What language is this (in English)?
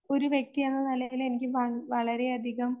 Malayalam